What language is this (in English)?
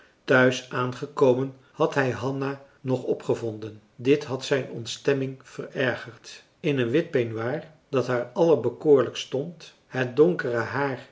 Dutch